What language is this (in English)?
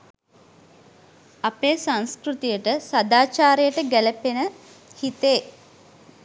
Sinhala